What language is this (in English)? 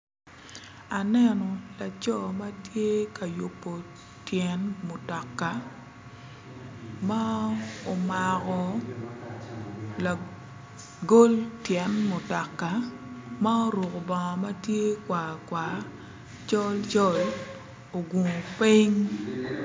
Acoli